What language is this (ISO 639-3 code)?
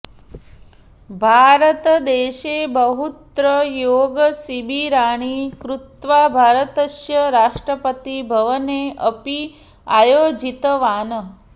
san